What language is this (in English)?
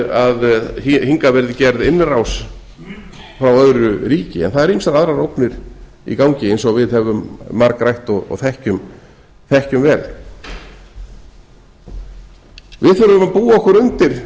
Icelandic